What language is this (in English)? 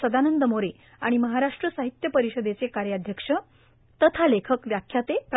Marathi